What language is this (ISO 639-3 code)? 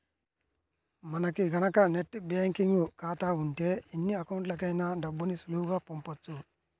tel